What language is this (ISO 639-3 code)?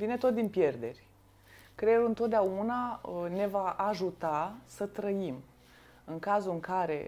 ron